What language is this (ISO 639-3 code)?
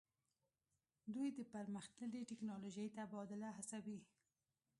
pus